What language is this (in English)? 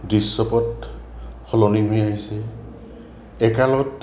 Assamese